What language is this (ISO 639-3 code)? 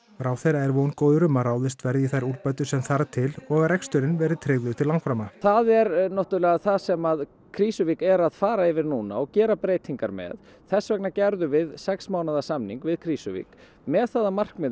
isl